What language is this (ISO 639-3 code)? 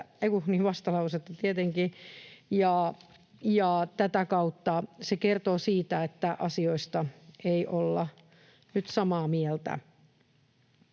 fin